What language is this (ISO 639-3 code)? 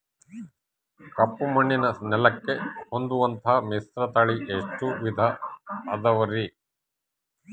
kan